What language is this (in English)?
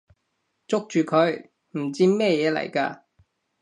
Cantonese